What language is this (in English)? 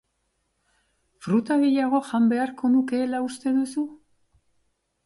Basque